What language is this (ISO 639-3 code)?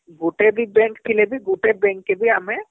ori